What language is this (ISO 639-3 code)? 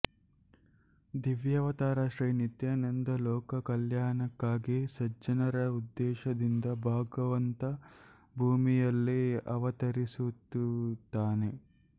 kan